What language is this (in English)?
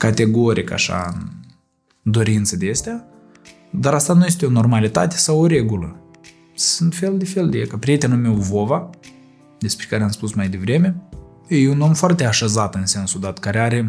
Romanian